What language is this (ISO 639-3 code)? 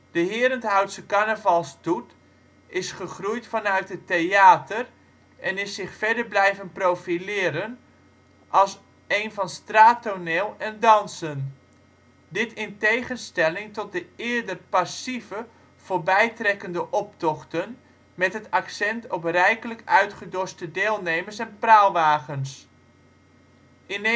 nld